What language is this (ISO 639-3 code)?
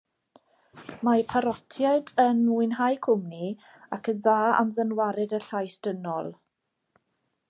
cym